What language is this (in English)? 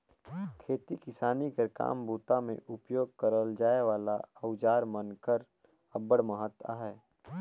Chhattisgarhi